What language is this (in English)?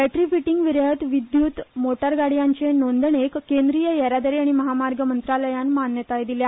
Konkani